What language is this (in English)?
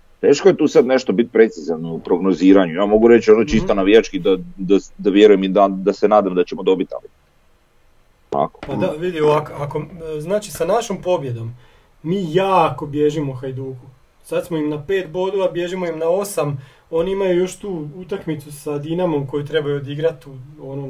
Croatian